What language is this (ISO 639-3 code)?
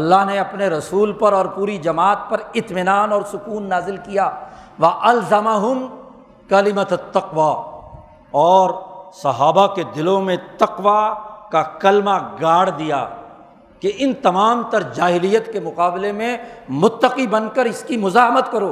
urd